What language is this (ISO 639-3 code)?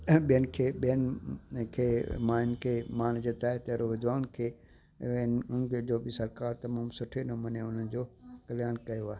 snd